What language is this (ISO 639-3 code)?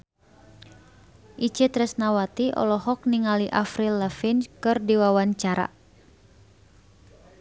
sun